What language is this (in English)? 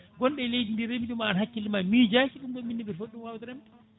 Fula